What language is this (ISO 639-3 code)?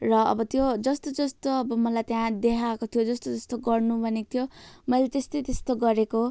nep